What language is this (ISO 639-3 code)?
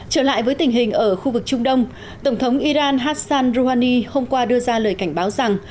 vie